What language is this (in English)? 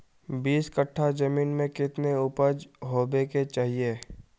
Magahi